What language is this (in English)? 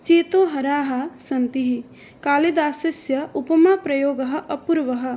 Sanskrit